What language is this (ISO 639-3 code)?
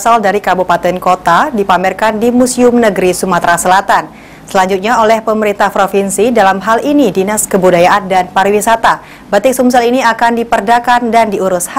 ind